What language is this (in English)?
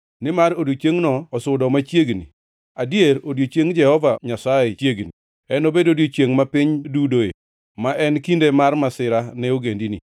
Luo (Kenya and Tanzania)